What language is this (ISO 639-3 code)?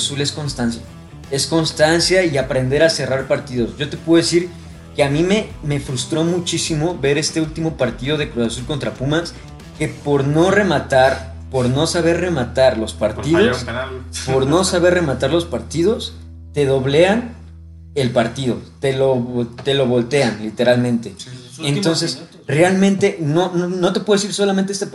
spa